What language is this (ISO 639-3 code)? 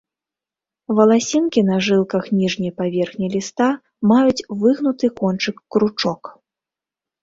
bel